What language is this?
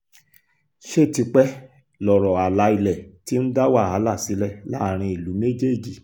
Yoruba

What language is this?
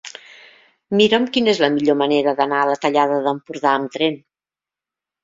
Catalan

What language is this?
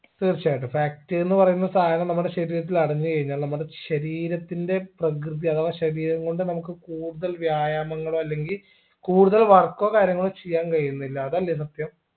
Malayalam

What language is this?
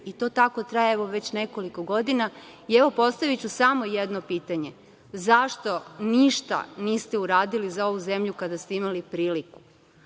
Serbian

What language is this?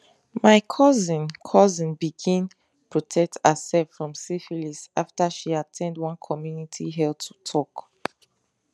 Nigerian Pidgin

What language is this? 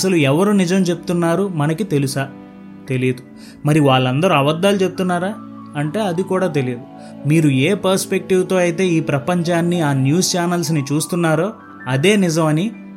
Telugu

